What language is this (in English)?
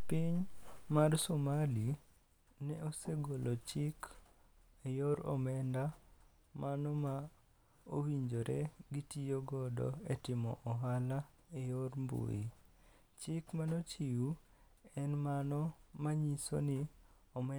Luo (Kenya and Tanzania)